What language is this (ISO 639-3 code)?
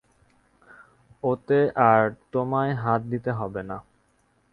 ben